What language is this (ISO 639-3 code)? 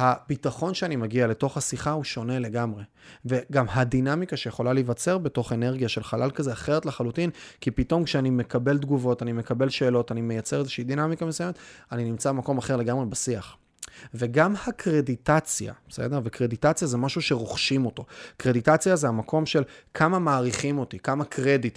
heb